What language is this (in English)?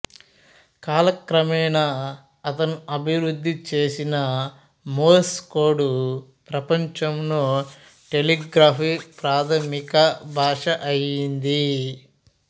Telugu